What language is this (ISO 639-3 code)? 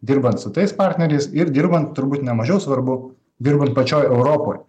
lit